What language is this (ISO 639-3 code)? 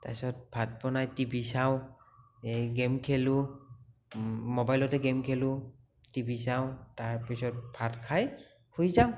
asm